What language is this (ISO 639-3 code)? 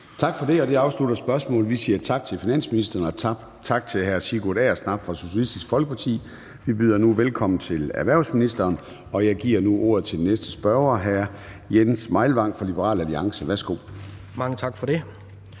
dan